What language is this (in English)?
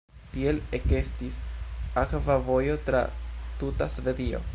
Esperanto